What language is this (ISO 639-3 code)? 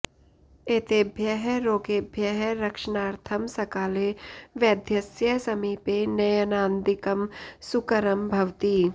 san